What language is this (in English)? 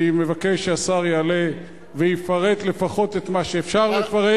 Hebrew